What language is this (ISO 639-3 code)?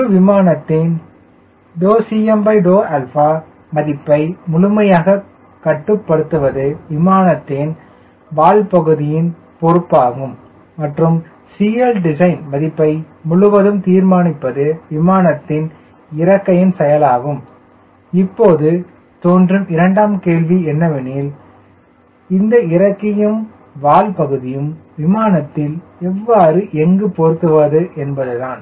tam